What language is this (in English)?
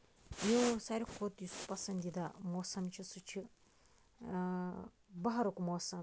Kashmiri